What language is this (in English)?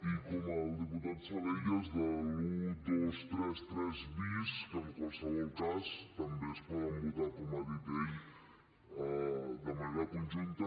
Catalan